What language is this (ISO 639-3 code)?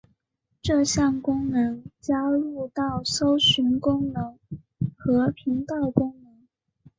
zho